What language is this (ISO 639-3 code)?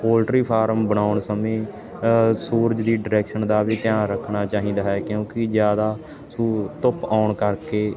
pan